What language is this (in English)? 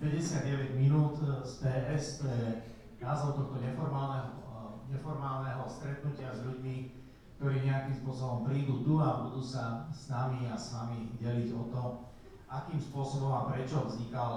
Slovak